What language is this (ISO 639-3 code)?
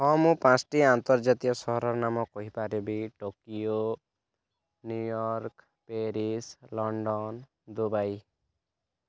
ori